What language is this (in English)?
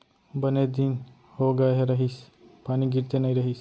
Chhattisgarhi